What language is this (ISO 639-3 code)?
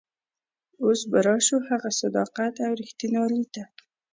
pus